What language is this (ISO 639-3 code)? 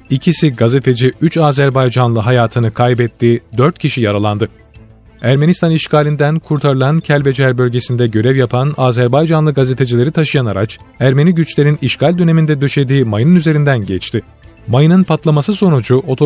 tur